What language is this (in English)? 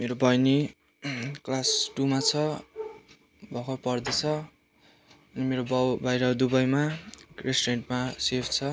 Nepali